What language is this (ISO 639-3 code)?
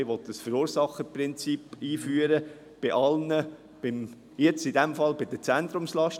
gsw